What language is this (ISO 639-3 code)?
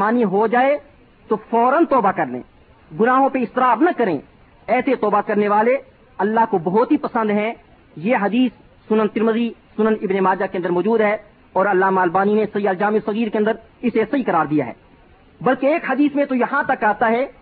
urd